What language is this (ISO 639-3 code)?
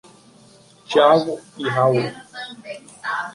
por